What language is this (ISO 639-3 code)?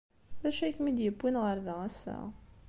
kab